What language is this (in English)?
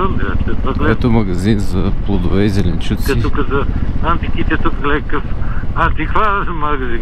Bulgarian